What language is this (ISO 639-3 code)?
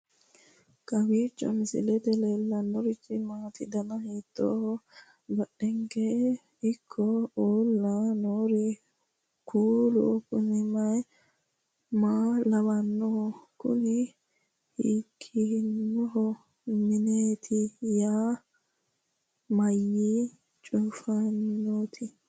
sid